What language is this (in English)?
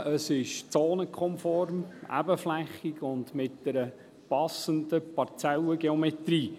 Swiss German